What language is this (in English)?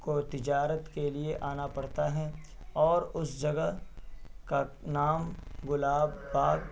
Urdu